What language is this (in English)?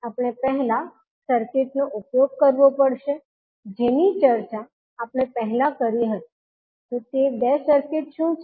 Gujarati